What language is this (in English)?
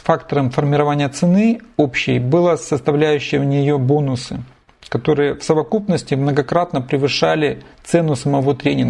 Russian